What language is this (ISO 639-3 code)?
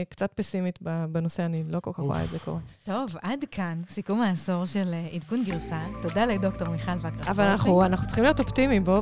heb